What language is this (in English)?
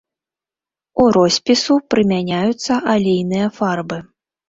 Belarusian